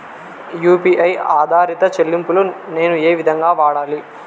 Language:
Telugu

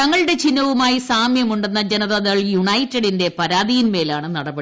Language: Malayalam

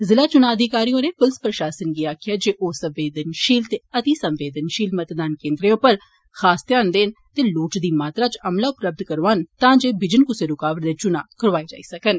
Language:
Dogri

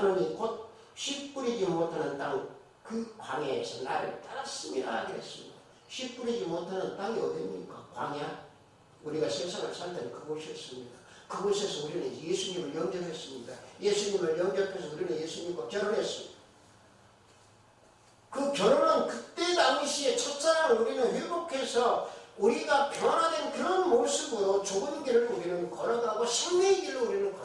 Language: Korean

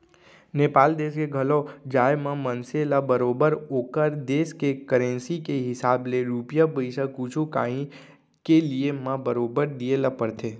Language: Chhattisgarhi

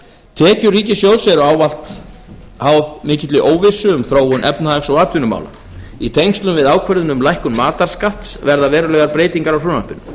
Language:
Icelandic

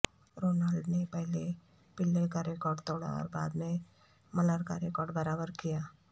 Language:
Urdu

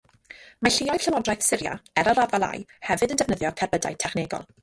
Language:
Welsh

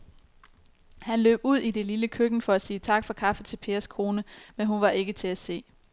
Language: Danish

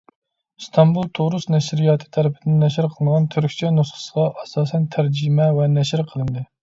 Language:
Uyghur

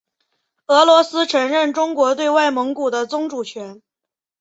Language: Chinese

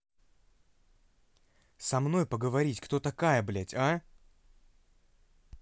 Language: Russian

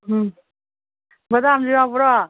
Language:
Manipuri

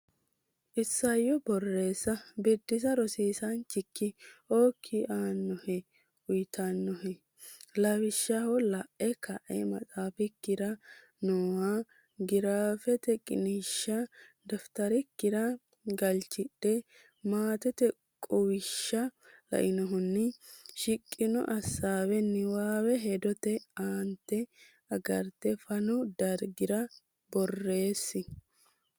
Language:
Sidamo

